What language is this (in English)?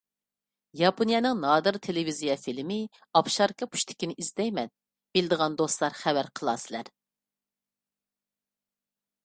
Uyghur